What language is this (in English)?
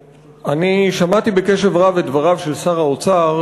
Hebrew